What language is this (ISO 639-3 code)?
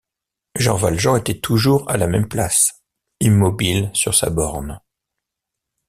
fra